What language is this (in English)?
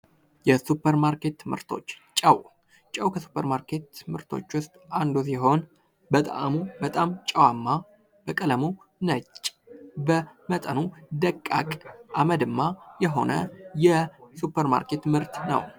Amharic